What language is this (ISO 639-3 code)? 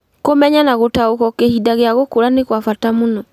kik